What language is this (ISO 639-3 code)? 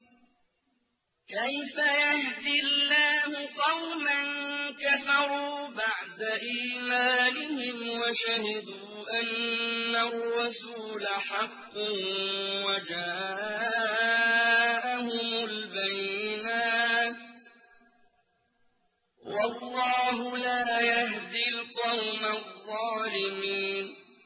ara